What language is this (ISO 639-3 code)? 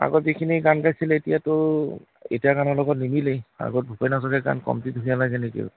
asm